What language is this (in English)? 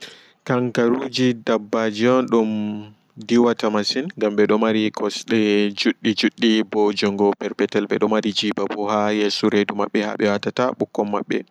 Fula